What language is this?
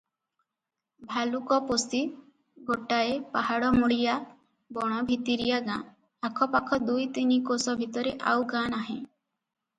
Odia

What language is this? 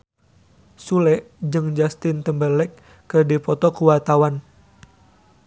Sundanese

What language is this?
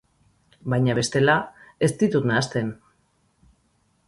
Basque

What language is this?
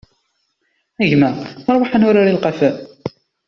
Kabyle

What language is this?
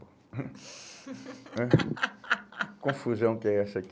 Portuguese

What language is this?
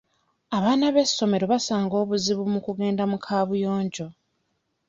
Ganda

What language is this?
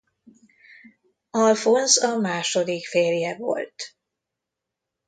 Hungarian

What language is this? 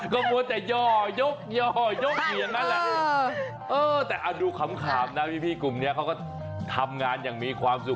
Thai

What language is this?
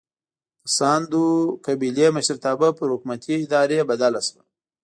Pashto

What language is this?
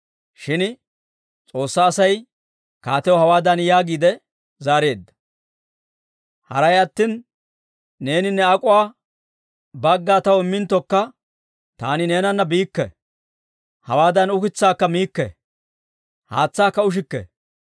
Dawro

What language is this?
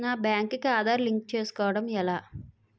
Telugu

